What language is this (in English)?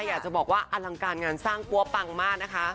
Thai